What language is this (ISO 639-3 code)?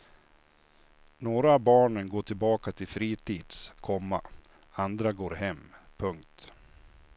swe